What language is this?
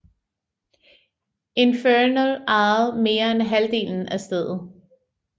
Danish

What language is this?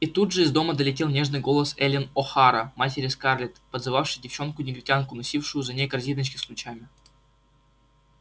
Russian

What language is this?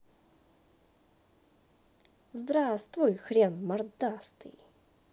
Russian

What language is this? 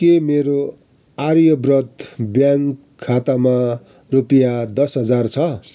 Nepali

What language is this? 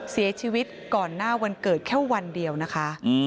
Thai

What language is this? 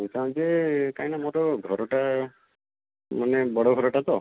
Odia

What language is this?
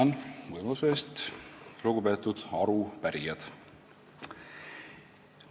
Estonian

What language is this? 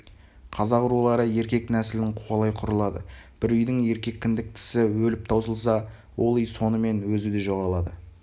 Kazakh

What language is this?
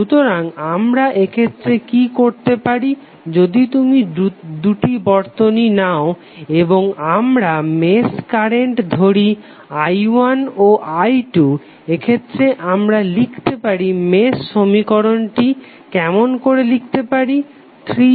Bangla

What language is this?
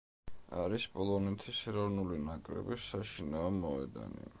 Georgian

